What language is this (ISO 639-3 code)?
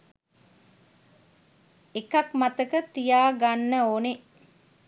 sin